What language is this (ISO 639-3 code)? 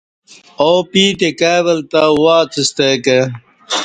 bsh